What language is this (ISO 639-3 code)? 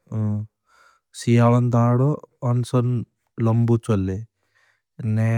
bhb